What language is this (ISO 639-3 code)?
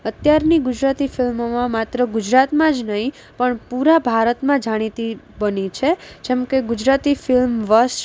guj